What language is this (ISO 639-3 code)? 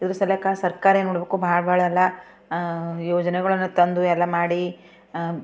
kan